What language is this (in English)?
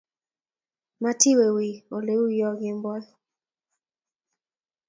Kalenjin